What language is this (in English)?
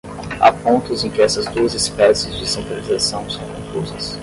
Portuguese